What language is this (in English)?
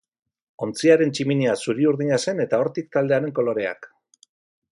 Basque